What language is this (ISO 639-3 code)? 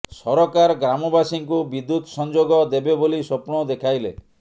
ori